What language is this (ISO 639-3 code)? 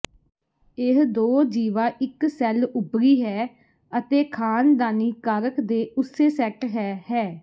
pan